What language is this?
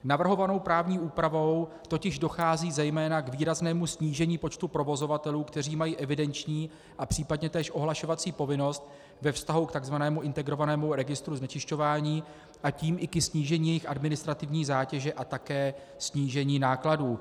Czech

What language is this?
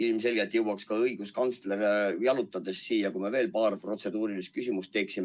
Estonian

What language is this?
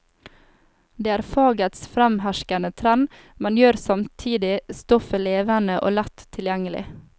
Norwegian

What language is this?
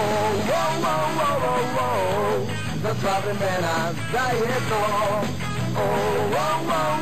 Czech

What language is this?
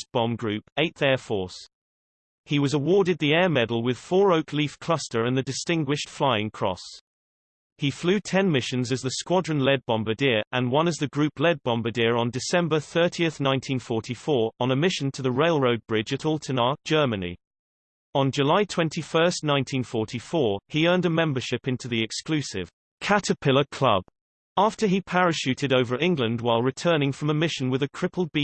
English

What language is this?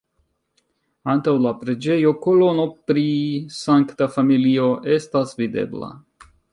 Esperanto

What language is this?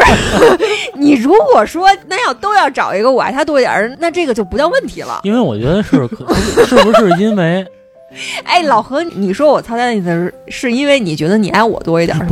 Chinese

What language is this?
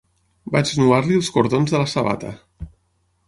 Catalan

